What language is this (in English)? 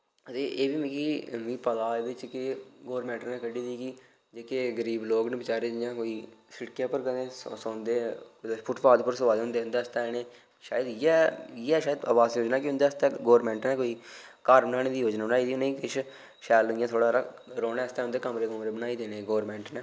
Dogri